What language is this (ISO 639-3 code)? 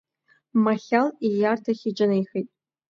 abk